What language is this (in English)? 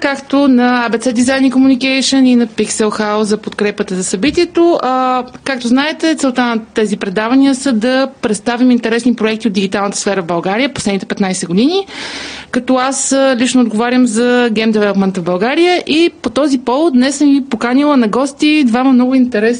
Bulgarian